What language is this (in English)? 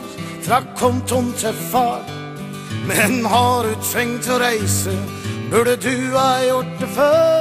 Norwegian